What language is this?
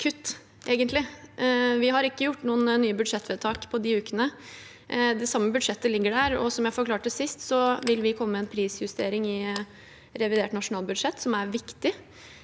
Norwegian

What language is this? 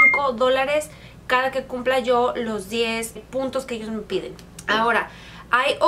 Spanish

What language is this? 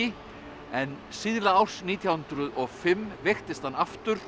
Icelandic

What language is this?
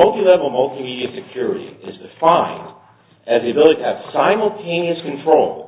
English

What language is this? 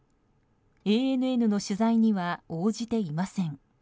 Japanese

